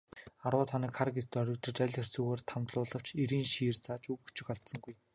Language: Mongolian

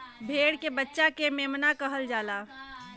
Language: Bhojpuri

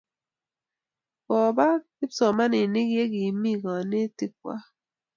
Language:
Kalenjin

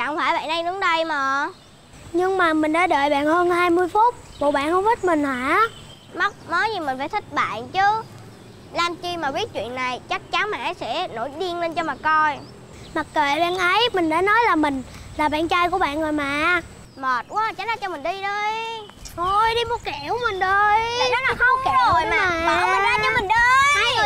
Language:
Vietnamese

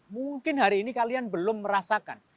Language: Indonesian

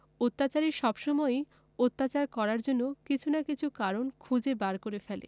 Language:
Bangla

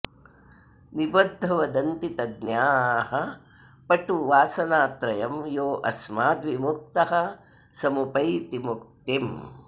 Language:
Sanskrit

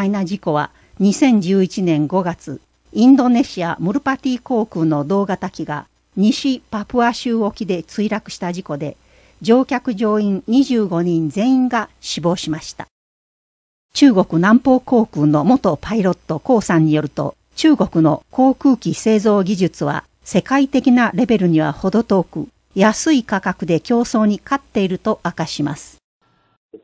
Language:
Japanese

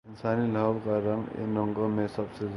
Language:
Urdu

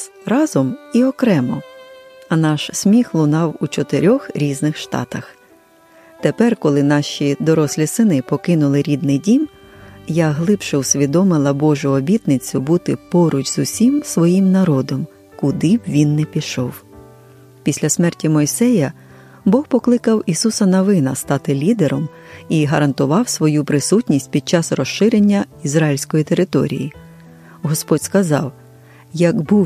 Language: Ukrainian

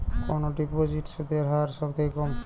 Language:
Bangla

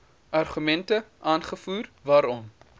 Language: Afrikaans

